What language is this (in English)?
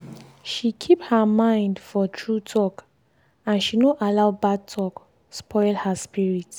Nigerian Pidgin